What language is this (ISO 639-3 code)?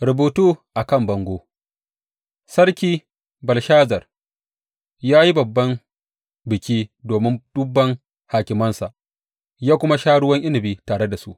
hau